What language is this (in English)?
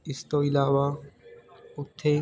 Punjabi